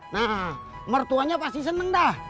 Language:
Indonesian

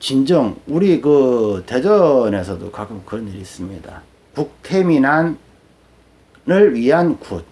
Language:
Korean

